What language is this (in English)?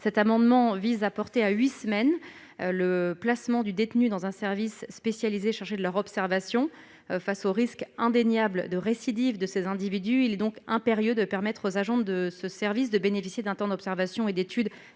French